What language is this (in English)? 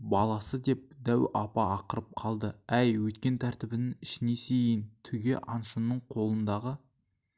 Kazakh